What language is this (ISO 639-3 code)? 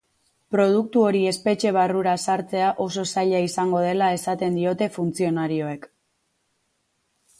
eus